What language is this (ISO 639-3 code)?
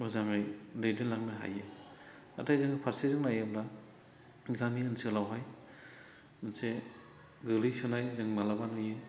brx